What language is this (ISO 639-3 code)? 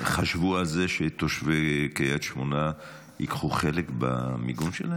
heb